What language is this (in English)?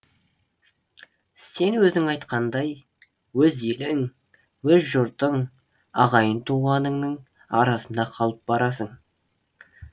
Kazakh